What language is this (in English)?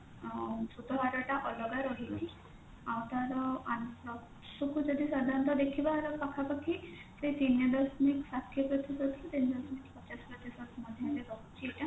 Odia